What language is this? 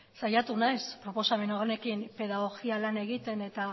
Basque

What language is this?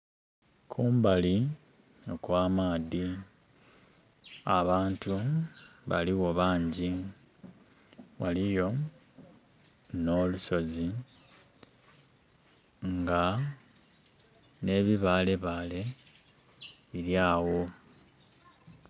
Soga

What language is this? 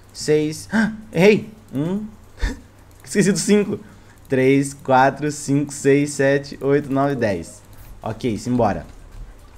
Portuguese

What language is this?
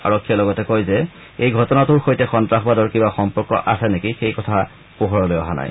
Assamese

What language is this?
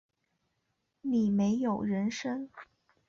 Chinese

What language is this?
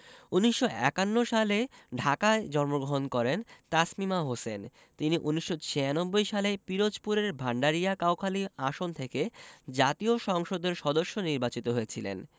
Bangla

